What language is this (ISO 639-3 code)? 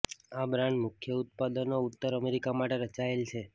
guj